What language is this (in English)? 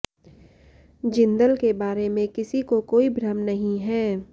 Hindi